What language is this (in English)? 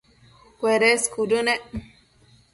Matsés